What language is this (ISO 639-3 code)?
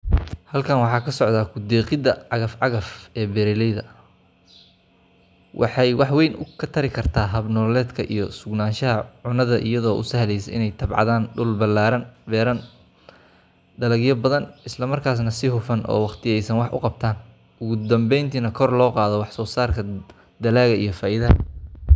som